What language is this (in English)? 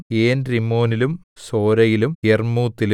Malayalam